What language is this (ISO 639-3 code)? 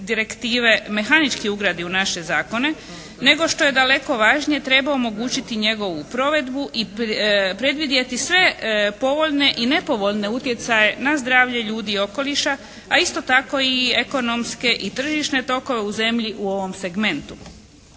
hrv